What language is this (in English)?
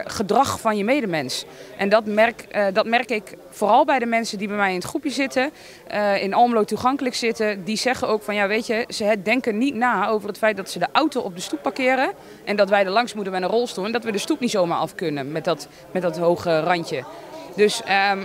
Dutch